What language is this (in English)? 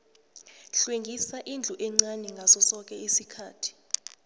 South Ndebele